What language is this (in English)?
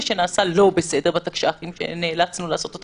Hebrew